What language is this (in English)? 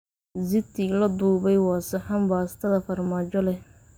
Somali